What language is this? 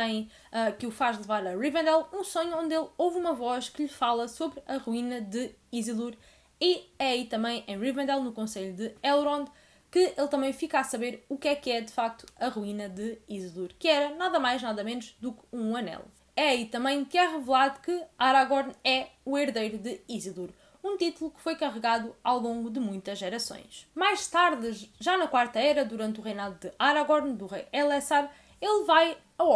Portuguese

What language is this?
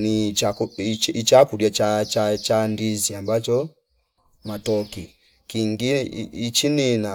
Fipa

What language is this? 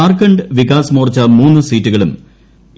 Malayalam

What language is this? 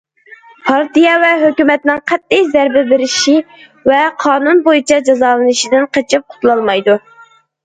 Uyghur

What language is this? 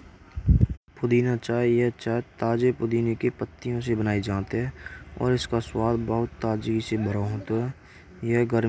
Braj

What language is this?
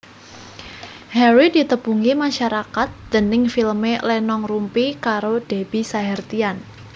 Javanese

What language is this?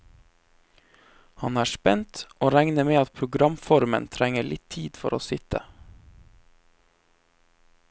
Norwegian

